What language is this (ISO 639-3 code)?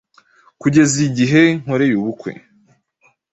kin